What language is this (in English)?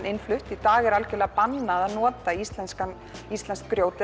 Icelandic